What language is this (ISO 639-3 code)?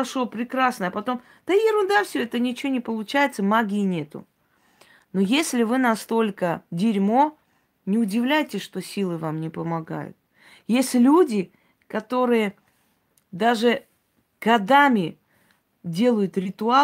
rus